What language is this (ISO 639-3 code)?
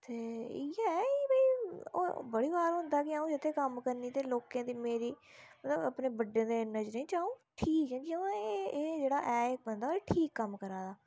doi